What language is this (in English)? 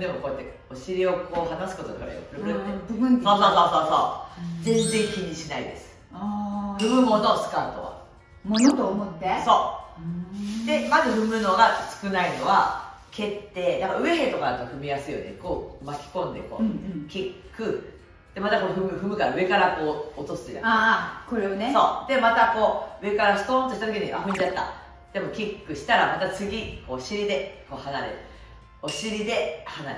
Japanese